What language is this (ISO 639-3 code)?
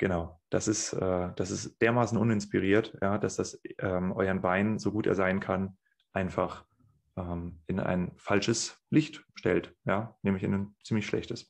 deu